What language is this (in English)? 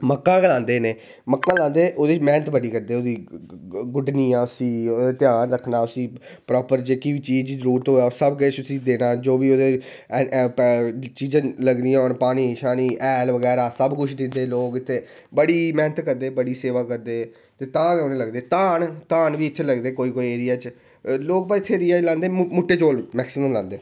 Dogri